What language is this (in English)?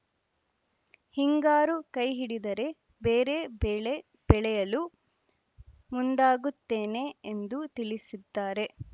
Kannada